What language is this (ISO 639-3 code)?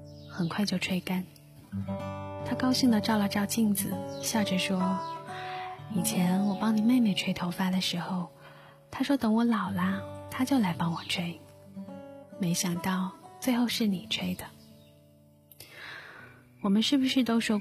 zho